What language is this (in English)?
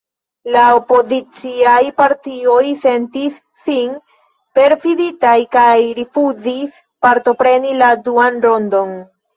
Esperanto